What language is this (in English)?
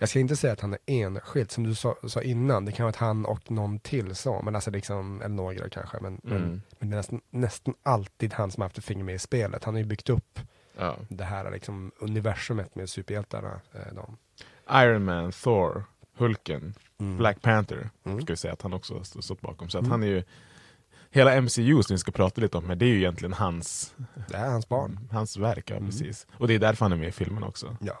Swedish